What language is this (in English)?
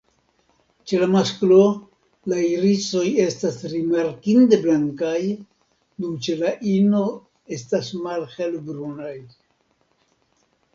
Esperanto